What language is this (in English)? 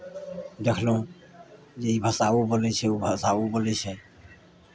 Maithili